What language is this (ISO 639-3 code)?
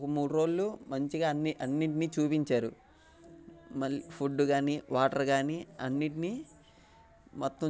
tel